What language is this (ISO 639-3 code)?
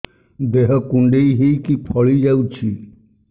ori